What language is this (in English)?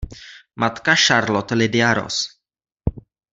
Czech